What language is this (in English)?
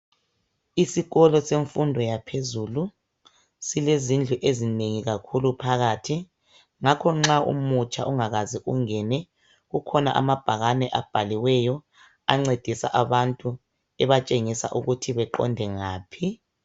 North Ndebele